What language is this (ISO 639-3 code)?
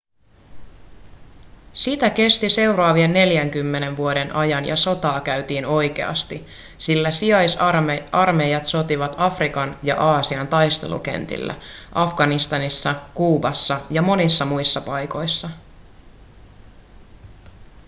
fin